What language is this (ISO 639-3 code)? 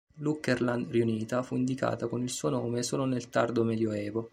ita